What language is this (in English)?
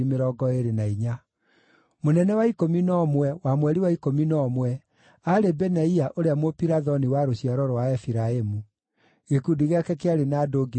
Kikuyu